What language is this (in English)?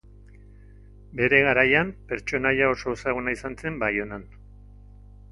Basque